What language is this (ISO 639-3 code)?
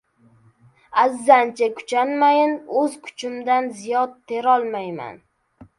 uzb